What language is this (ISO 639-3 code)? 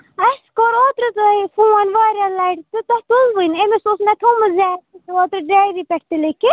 kas